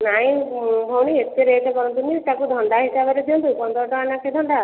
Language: Odia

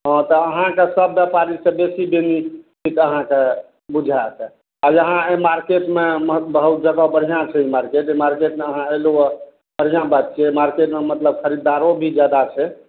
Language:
Maithili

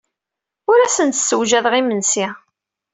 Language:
Kabyle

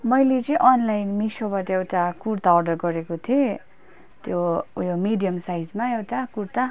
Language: Nepali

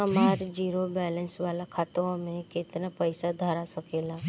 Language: Bhojpuri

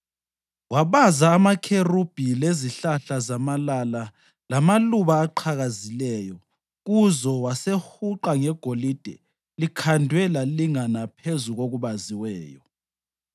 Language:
North Ndebele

